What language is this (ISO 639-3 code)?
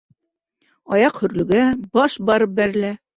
bak